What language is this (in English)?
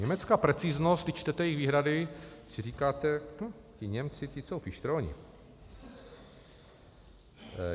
Czech